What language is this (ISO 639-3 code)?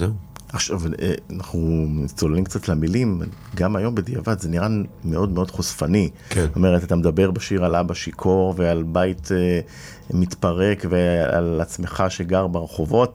heb